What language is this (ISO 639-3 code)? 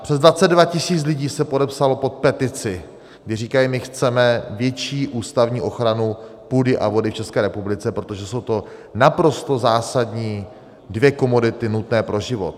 ces